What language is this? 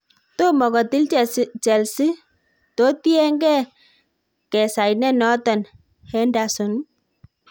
Kalenjin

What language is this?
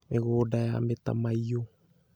Kikuyu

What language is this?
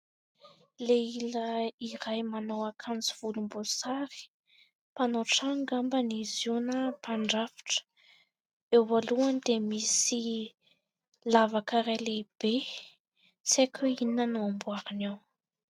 Malagasy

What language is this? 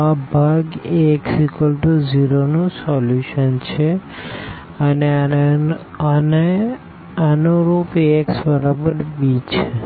Gujarati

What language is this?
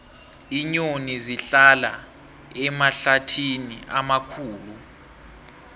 South Ndebele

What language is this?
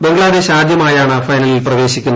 Malayalam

